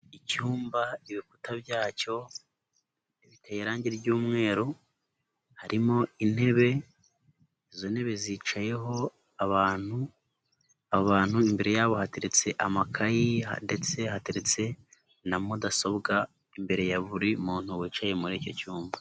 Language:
Kinyarwanda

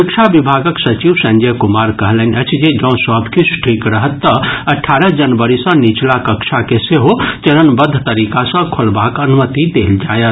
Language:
Maithili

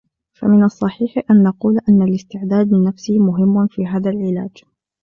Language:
Arabic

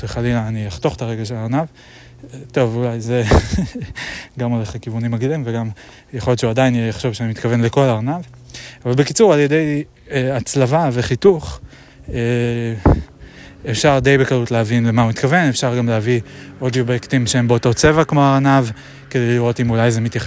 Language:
Hebrew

